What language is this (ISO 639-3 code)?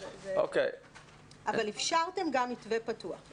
heb